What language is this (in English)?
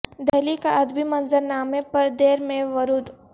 Urdu